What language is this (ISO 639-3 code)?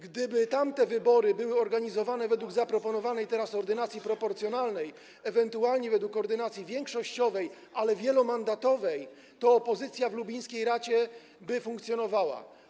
pol